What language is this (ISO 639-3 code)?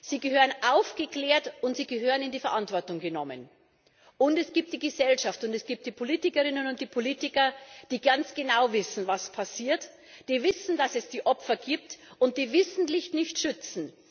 deu